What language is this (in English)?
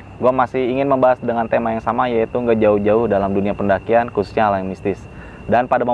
Indonesian